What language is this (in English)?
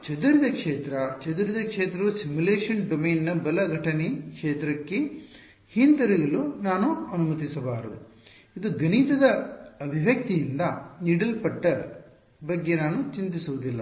Kannada